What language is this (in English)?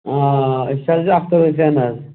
Kashmiri